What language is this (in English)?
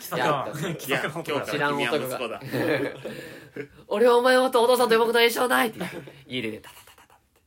Japanese